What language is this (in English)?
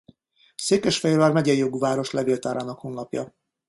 Hungarian